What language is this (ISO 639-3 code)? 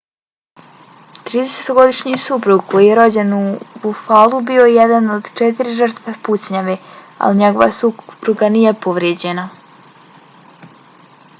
bos